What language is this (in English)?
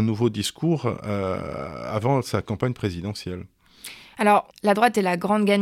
French